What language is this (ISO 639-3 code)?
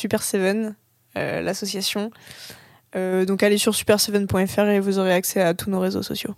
fra